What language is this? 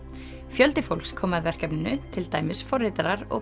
Icelandic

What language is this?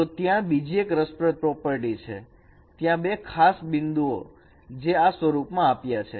Gujarati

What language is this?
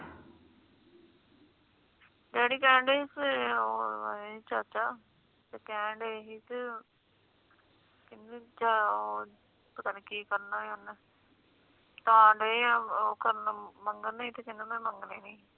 Punjabi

